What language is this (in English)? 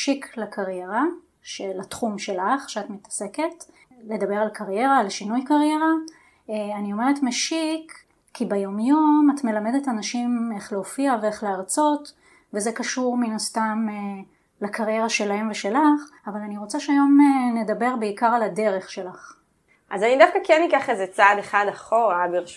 Hebrew